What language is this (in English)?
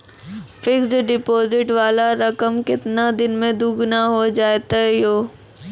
Maithili